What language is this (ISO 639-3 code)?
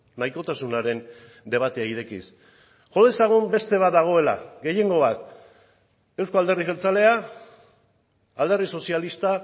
eus